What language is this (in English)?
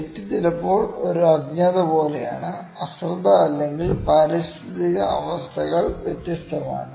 Malayalam